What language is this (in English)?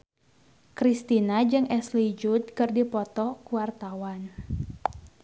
Sundanese